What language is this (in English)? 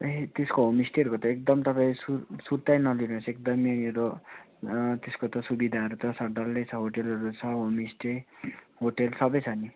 Nepali